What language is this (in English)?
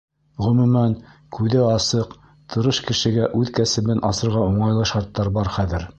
Bashkir